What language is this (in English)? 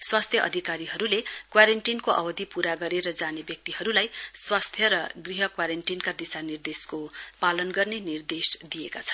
Nepali